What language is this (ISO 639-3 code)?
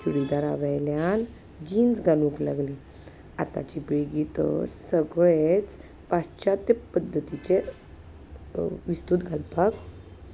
kok